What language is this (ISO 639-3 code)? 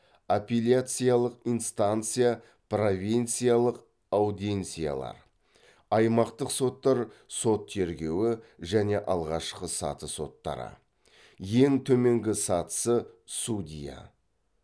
kaz